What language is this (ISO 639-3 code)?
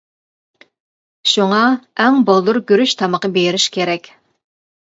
uig